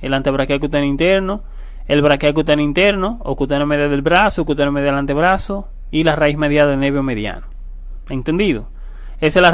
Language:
Spanish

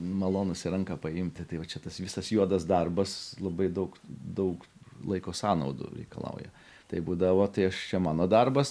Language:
Lithuanian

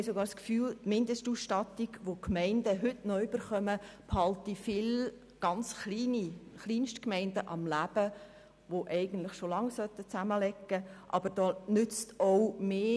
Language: Swiss German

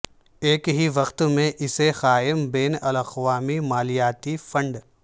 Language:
Urdu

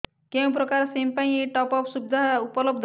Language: Odia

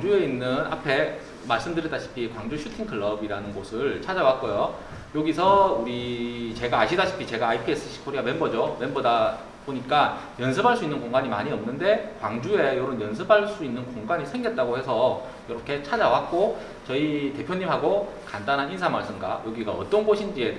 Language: Korean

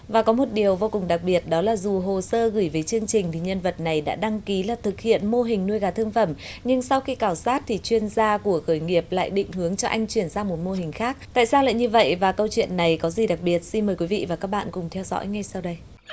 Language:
Vietnamese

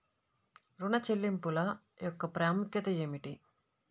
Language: Telugu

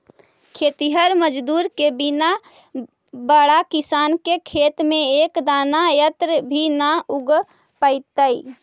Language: Magahi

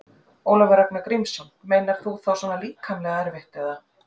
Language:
Icelandic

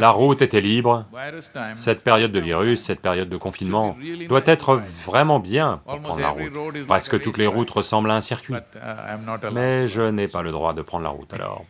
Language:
French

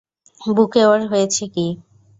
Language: Bangla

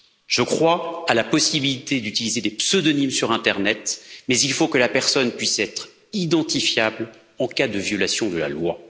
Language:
French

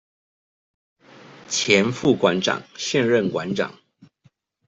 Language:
Chinese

